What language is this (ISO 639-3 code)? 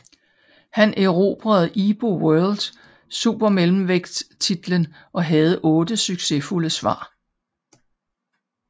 dan